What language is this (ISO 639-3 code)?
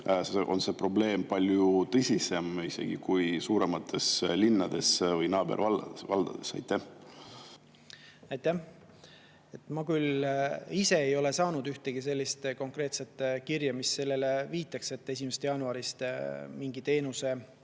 est